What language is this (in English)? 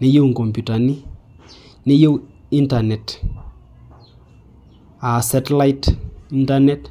Masai